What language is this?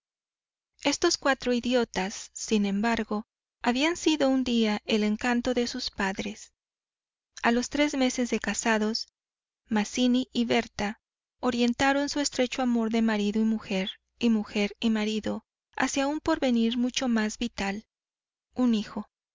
Spanish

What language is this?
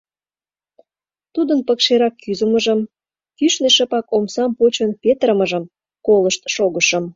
Mari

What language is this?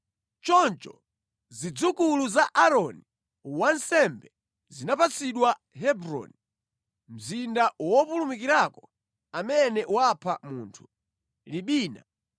Nyanja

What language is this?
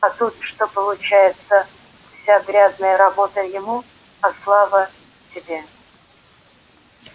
Russian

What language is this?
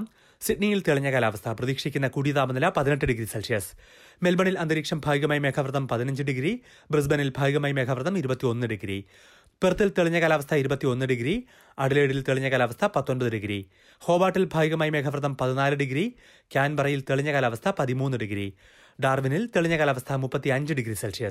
Malayalam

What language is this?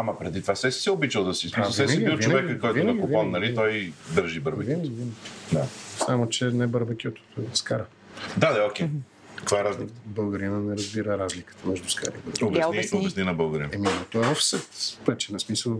Bulgarian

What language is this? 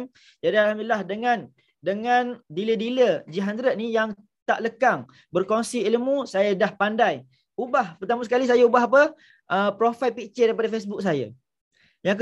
Malay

